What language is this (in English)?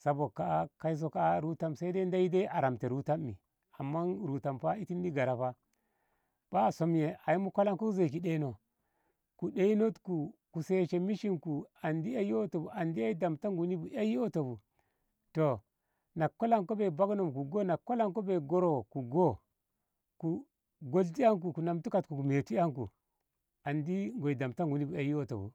Ngamo